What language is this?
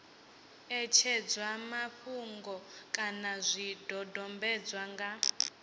Venda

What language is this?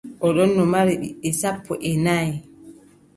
Adamawa Fulfulde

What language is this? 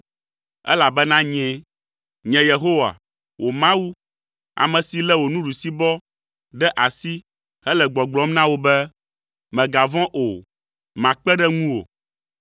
Ewe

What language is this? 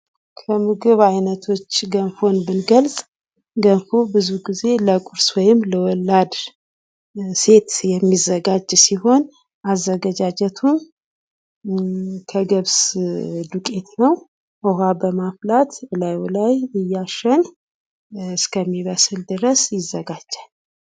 Amharic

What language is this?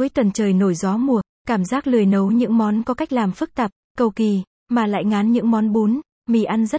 Vietnamese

